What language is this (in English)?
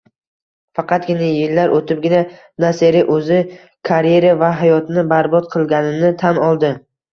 Uzbek